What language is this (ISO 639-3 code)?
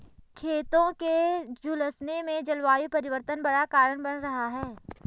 hin